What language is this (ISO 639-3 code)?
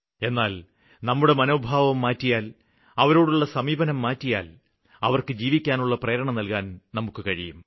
mal